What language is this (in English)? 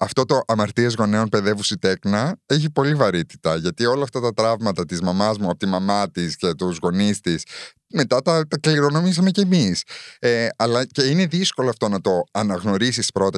Greek